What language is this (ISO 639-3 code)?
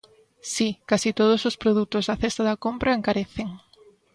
glg